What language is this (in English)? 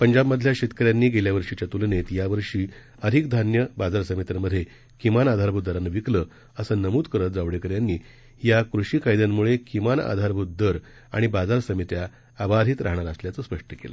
Marathi